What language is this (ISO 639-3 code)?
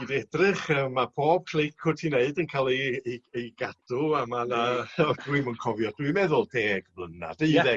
cym